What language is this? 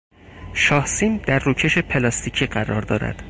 Persian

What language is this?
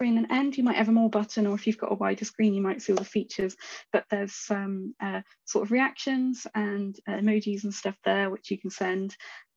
English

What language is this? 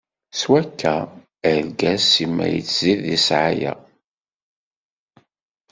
Kabyle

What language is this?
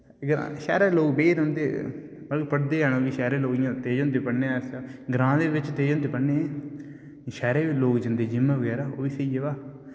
Dogri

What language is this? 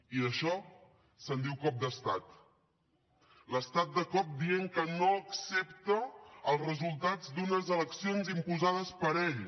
Catalan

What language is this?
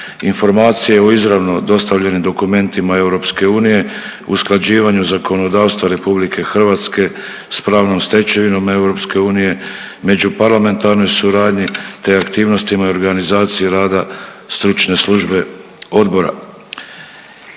Croatian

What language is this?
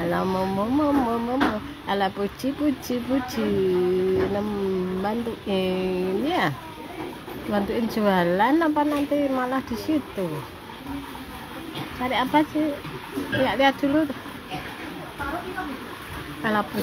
Indonesian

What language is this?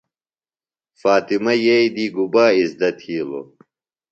Phalura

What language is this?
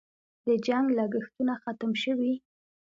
Pashto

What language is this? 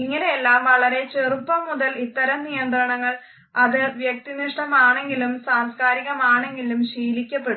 Malayalam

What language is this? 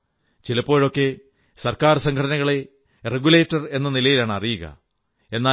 Malayalam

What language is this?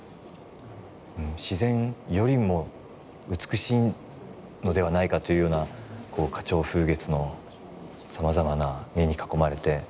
Japanese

